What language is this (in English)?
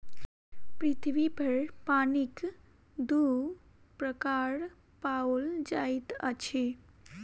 Maithili